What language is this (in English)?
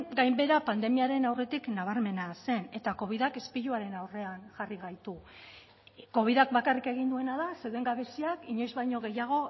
Basque